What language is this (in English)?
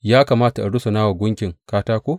Hausa